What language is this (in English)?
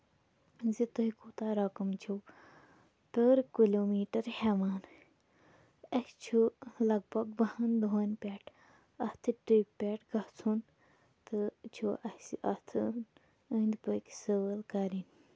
Kashmiri